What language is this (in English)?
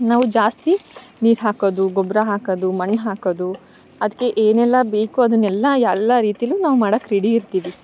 Kannada